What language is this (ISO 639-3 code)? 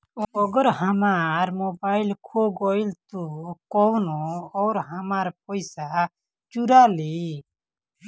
bho